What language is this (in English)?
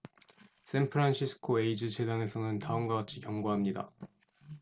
Korean